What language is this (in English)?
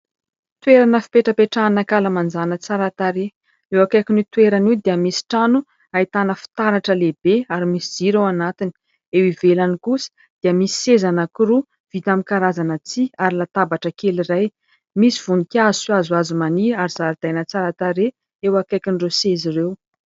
Malagasy